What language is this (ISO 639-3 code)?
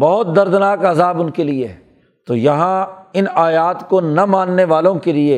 urd